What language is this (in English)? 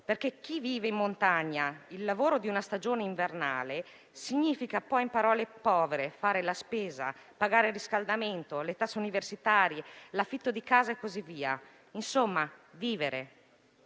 Italian